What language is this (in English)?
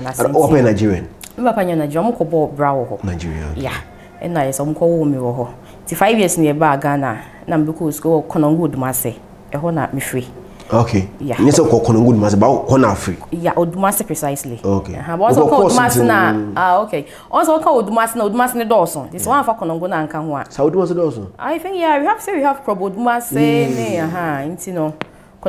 English